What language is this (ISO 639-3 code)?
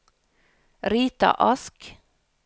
nor